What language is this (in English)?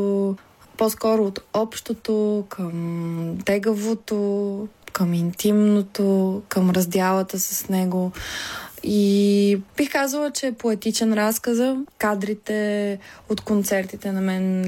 Bulgarian